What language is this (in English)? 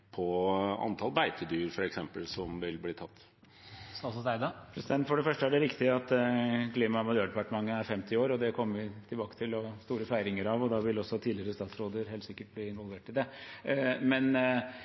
Norwegian Bokmål